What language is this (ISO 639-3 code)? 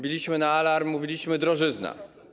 pol